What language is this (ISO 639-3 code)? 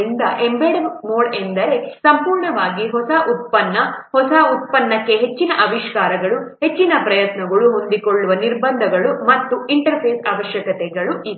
kan